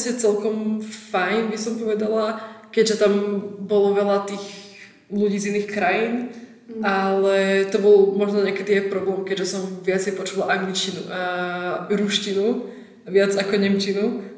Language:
Slovak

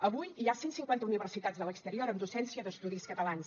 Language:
Catalan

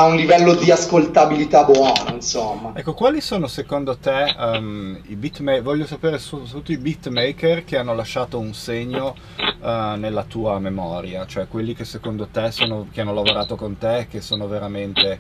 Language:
Italian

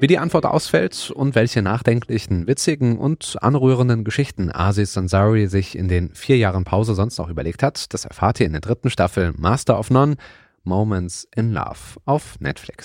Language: German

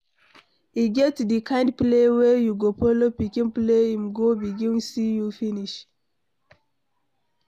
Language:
Nigerian Pidgin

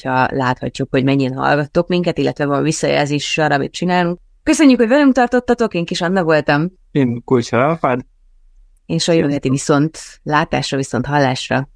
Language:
Hungarian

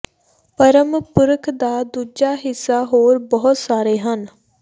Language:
Punjabi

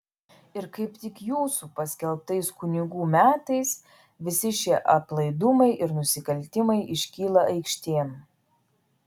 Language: Lithuanian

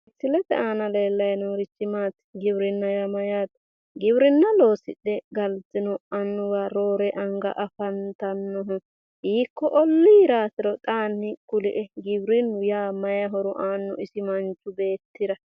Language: Sidamo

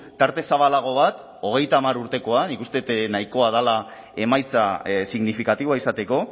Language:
Basque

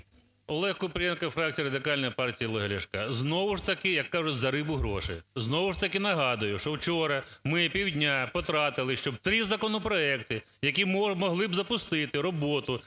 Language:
Ukrainian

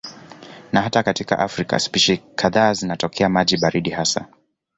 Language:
Swahili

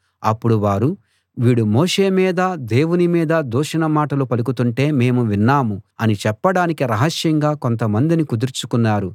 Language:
Telugu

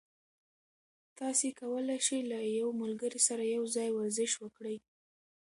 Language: Pashto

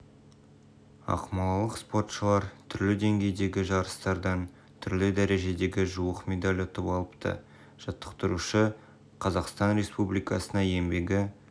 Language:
Kazakh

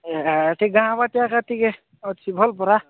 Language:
Odia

